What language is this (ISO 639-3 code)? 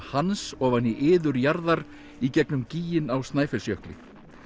isl